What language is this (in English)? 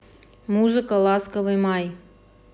Russian